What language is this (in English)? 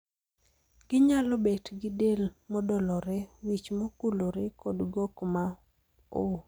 Luo (Kenya and Tanzania)